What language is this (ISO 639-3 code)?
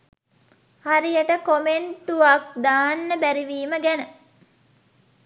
sin